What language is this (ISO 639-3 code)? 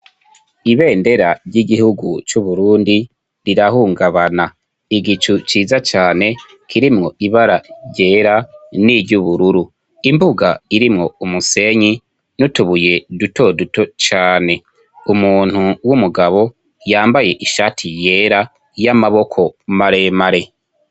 run